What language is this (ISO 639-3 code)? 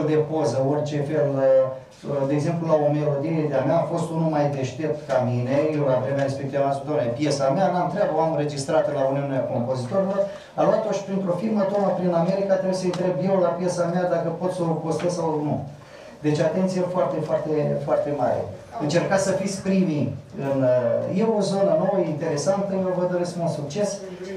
ron